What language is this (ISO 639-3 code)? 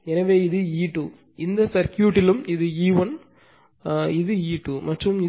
tam